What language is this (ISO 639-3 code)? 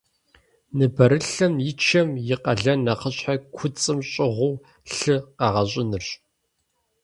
kbd